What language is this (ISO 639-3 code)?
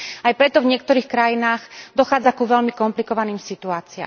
slk